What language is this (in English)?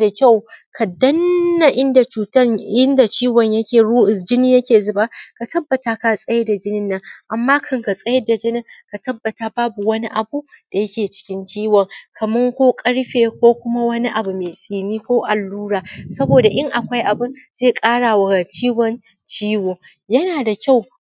Hausa